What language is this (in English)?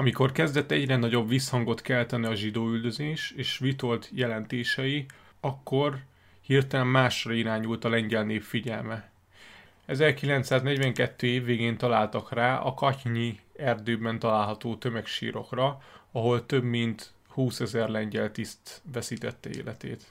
Hungarian